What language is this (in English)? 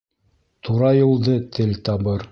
Bashkir